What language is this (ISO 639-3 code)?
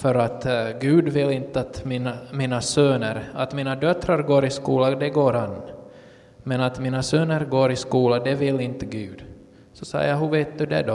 swe